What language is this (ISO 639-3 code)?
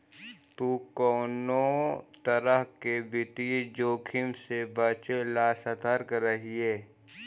mag